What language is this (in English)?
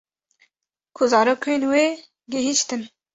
Kurdish